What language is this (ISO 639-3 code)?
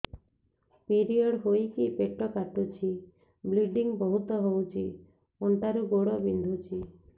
ori